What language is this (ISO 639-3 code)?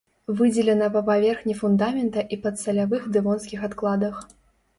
bel